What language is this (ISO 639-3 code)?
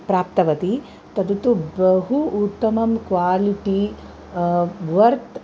san